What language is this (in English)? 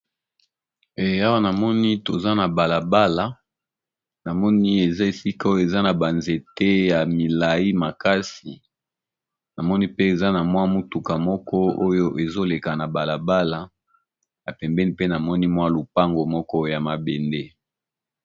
Lingala